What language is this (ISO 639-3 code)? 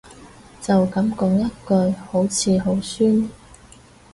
yue